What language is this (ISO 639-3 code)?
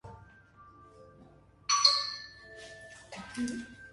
hye